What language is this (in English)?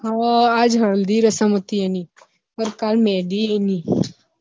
Gujarati